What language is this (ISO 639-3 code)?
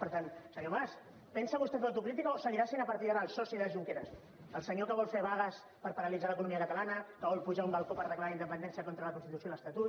cat